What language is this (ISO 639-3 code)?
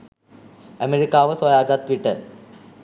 sin